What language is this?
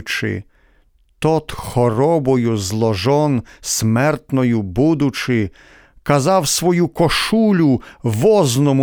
Ukrainian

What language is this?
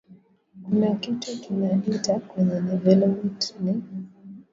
Swahili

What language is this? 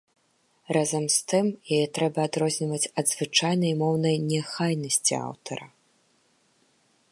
Belarusian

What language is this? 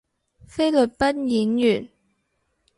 Cantonese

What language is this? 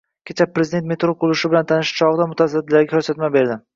Uzbek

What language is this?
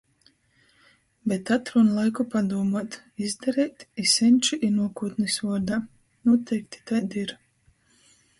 Latgalian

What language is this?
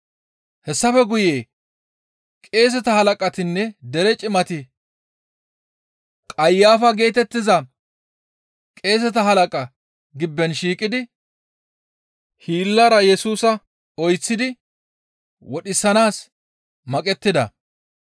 Gamo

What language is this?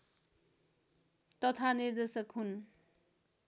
Nepali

